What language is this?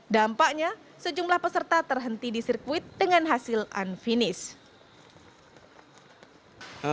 Indonesian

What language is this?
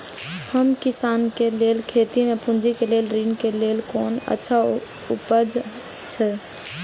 Maithili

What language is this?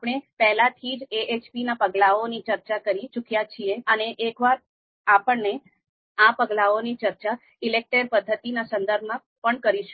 Gujarati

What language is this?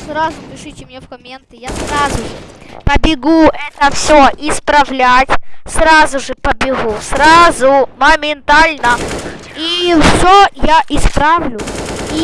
Russian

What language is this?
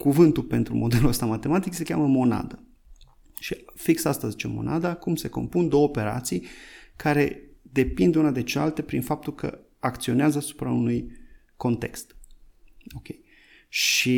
Romanian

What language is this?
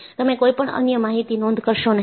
Gujarati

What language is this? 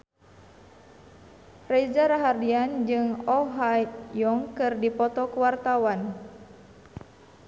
Sundanese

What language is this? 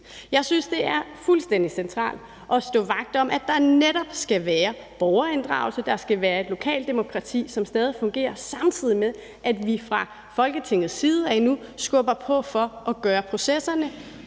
Danish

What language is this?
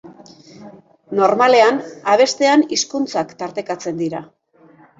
Basque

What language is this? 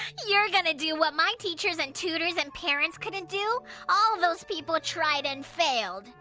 English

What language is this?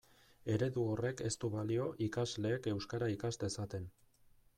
Basque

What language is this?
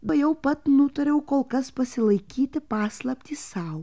Lithuanian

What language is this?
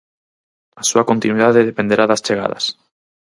Galician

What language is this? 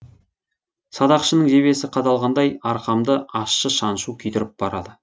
Kazakh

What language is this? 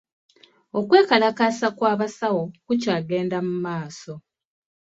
Ganda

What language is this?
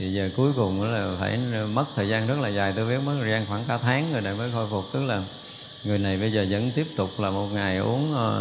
Vietnamese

